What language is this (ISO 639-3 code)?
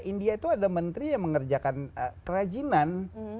ind